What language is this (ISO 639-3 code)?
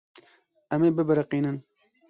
kur